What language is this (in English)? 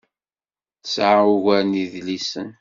Kabyle